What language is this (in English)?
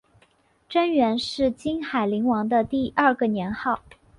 Chinese